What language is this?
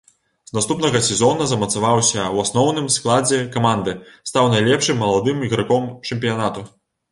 Belarusian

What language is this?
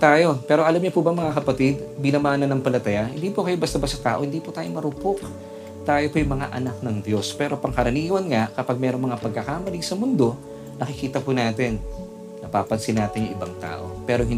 Filipino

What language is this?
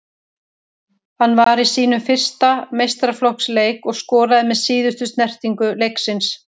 Icelandic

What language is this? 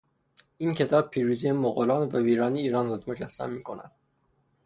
Persian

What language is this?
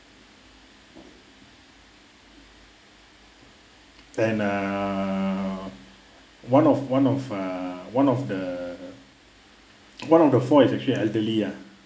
English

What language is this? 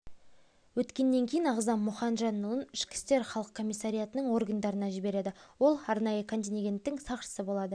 Kazakh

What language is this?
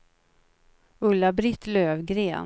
Swedish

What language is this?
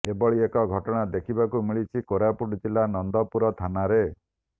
Odia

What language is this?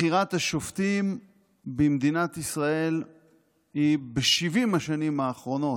Hebrew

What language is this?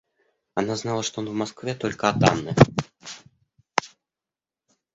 Russian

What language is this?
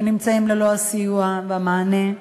Hebrew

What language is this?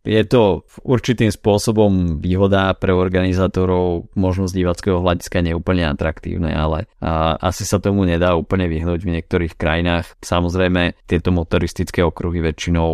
Slovak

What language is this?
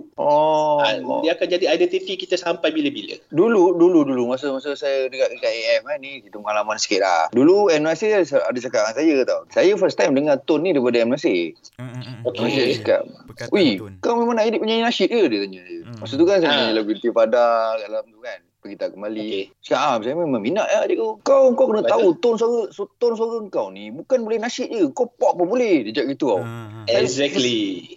Malay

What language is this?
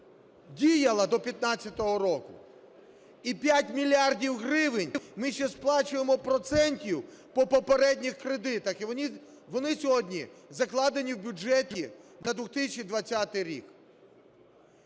Ukrainian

